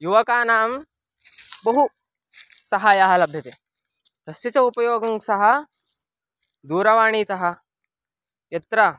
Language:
Sanskrit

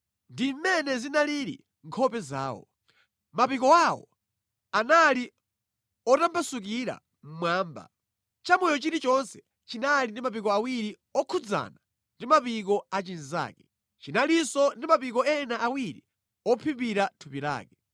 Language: Nyanja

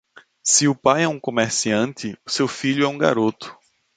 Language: Portuguese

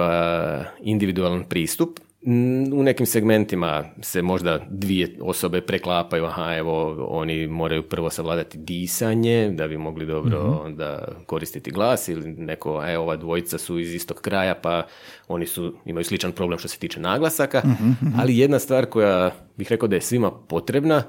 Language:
Croatian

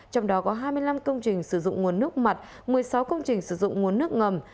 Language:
Vietnamese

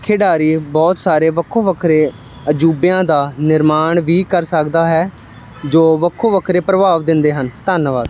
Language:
Punjabi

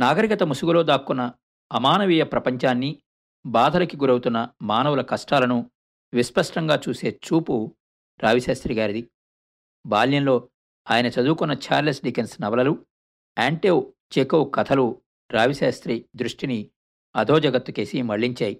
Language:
Telugu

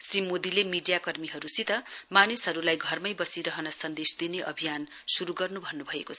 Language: Nepali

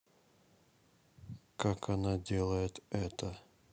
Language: Russian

